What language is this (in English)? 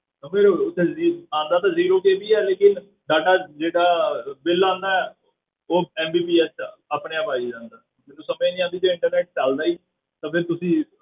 Punjabi